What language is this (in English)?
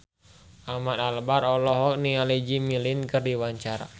Sundanese